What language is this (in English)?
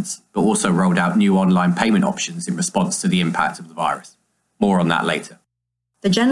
English